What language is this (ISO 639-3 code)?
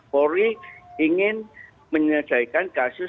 ind